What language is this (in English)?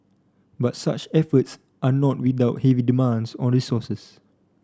English